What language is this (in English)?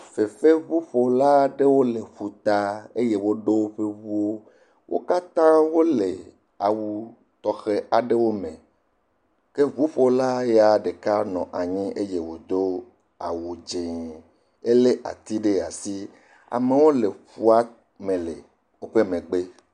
Ewe